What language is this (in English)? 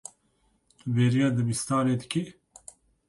Kurdish